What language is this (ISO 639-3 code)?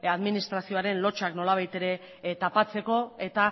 eus